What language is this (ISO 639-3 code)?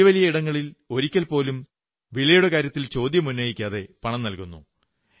mal